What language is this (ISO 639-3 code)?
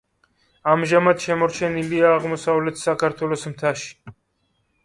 kat